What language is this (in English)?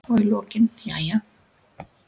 Icelandic